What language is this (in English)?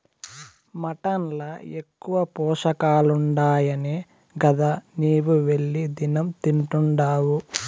Telugu